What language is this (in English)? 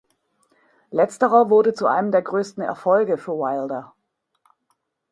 German